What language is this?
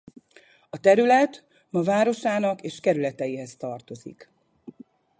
Hungarian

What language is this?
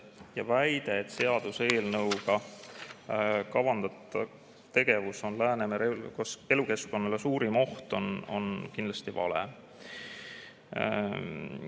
Estonian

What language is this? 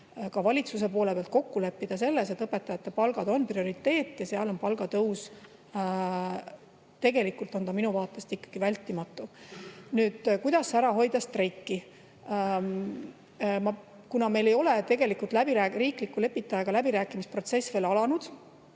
Estonian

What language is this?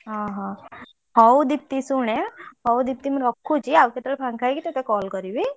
Odia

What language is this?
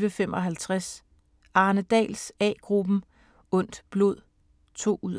Danish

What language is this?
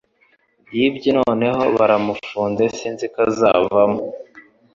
Kinyarwanda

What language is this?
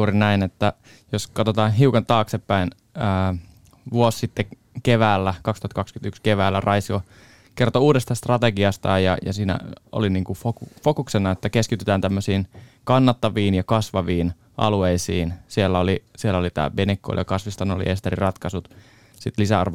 Finnish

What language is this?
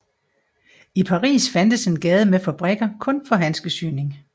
Danish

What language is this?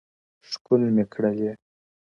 Pashto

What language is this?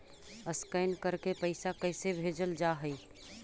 Magahi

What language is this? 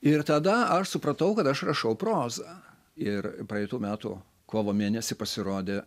Lithuanian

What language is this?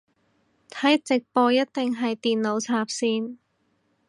Cantonese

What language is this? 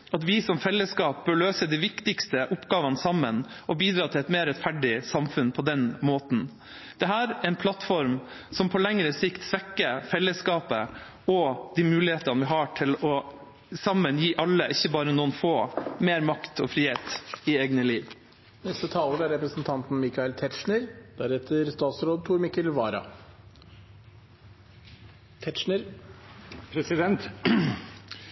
Norwegian Bokmål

